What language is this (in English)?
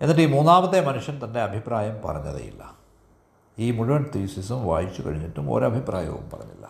Malayalam